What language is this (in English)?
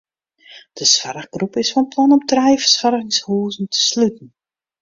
Western Frisian